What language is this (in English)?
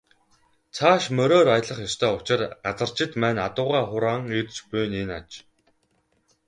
Mongolian